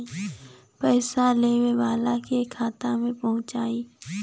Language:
Bhojpuri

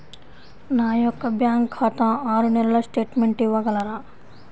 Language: Telugu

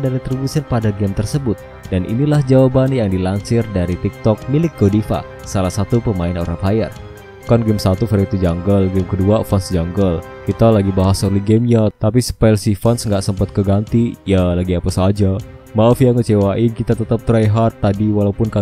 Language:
Indonesian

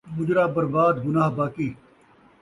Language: Saraiki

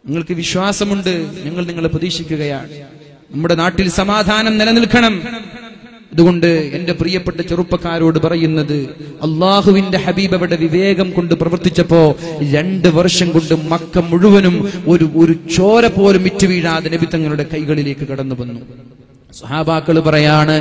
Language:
Malayalam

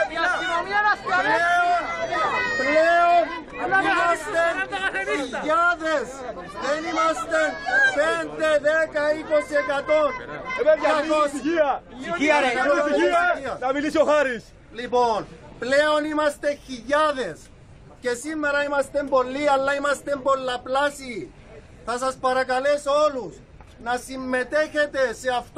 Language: Greek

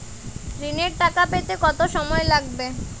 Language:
Bangla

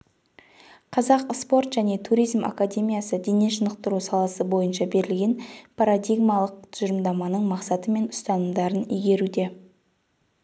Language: Kazakh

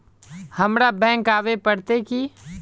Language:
Magahi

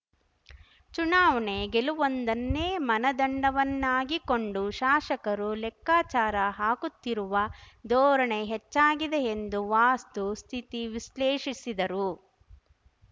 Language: Kannada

